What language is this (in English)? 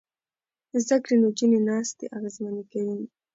Pashto